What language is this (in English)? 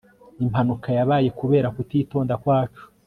Kinyarwanda